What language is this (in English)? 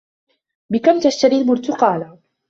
Arabic